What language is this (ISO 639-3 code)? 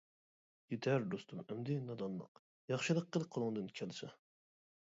uig